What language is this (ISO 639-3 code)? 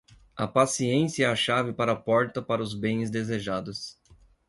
por